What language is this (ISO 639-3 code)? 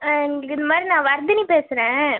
tam